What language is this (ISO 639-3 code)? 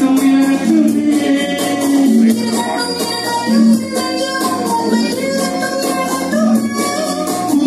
ara